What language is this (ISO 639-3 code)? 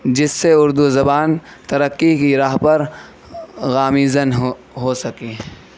urd